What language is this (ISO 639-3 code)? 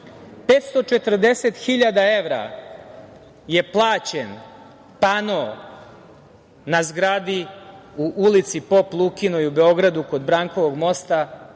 srp